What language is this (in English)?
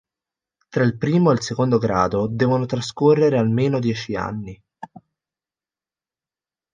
Italian